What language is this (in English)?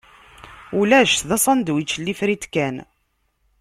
Kabyle